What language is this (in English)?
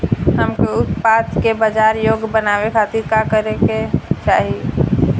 Bhojpuri